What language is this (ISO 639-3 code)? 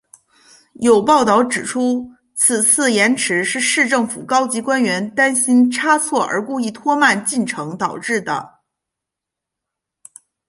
zho